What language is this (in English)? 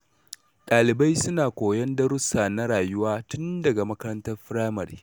Hausa